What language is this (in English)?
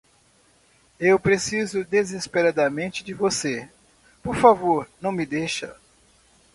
Portuguese